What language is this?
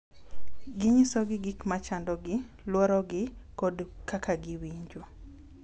Luo (Kenya and Tanzania)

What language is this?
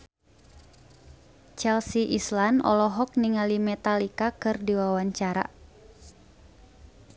Sundanese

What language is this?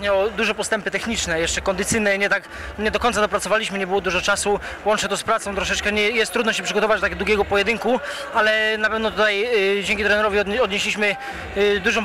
Polish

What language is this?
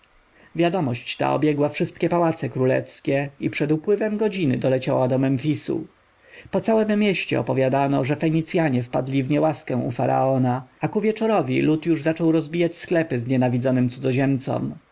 Polish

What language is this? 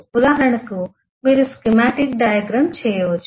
Telugu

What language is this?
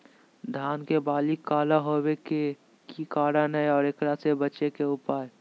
Magahi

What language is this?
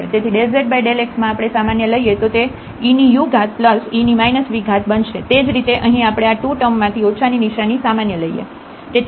Gujarati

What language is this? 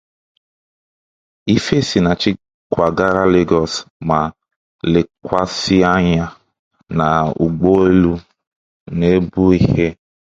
Igbo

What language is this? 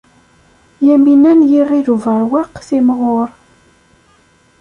Kabyle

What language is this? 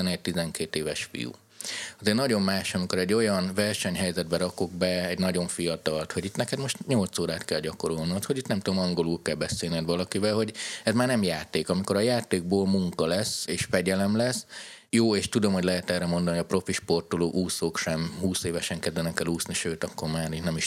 Hungarian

